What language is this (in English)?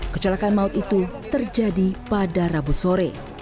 Indonesian